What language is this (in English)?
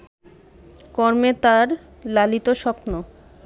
Bangla